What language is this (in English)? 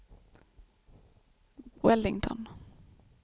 Swedish